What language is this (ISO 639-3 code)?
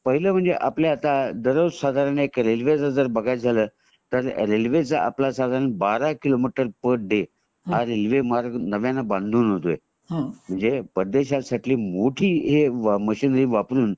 mar